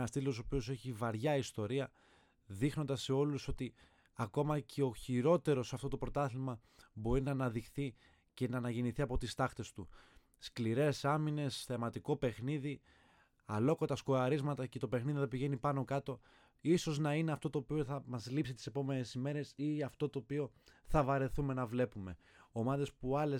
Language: Greek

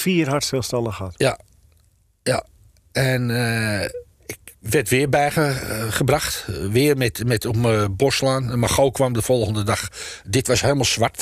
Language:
Dutch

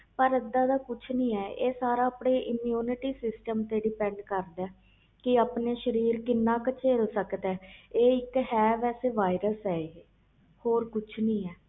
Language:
Punjabi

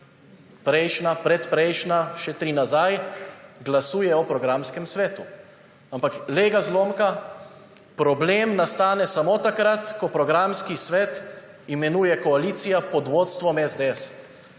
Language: Slovenian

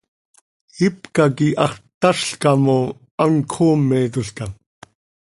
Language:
Seri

